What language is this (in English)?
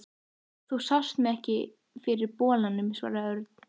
Icelandic